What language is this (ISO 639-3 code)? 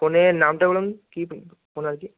ben